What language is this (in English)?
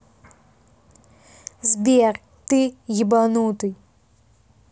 Russian